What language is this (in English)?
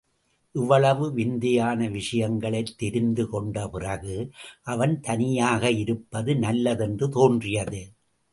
Tamil